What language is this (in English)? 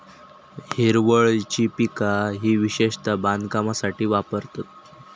Marathi